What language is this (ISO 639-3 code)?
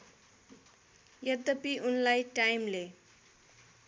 nep